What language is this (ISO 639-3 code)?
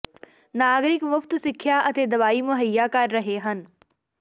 pan